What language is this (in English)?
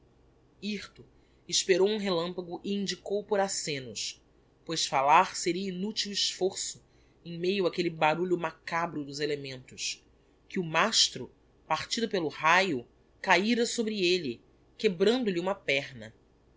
Portuguese